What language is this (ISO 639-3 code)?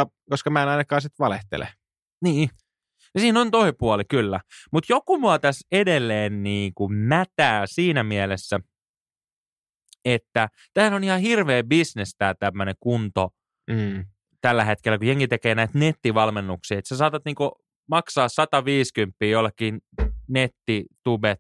fin